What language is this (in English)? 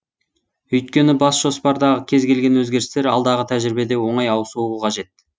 Kazakh